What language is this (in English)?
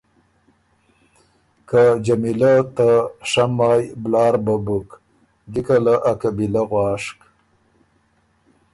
Ormuri